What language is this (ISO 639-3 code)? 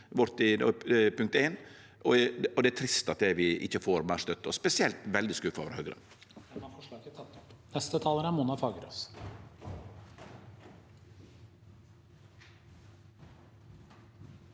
nor